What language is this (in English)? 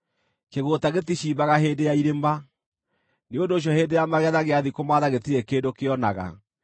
Kikuyu